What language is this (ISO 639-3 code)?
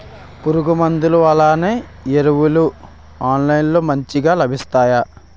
tel